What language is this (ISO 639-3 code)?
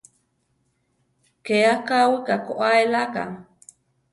tar